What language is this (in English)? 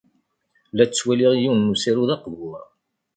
Kabyle